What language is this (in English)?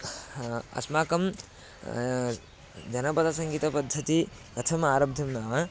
Sanskrit